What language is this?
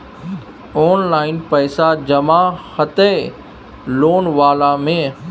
Maithili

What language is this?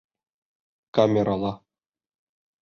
Bashkir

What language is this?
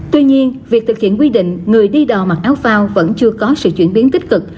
Vietnamese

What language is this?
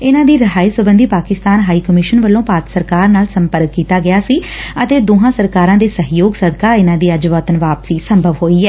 Punjabi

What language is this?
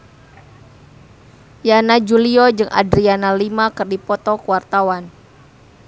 Sundanese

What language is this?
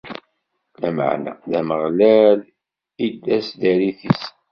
Kabyle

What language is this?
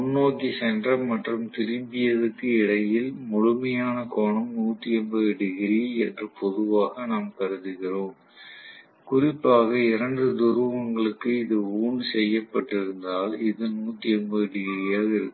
Tamil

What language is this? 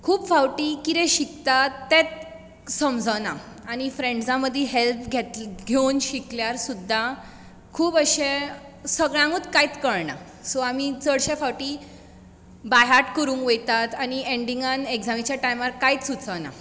Konkani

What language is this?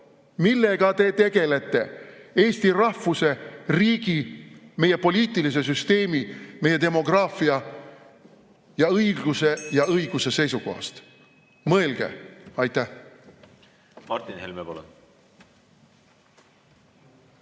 Estonian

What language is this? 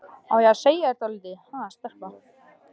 Icelandic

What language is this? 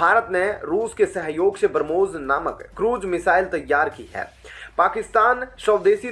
Hindi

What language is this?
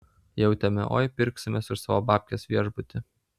Lithuanian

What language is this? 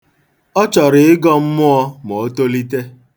Igbo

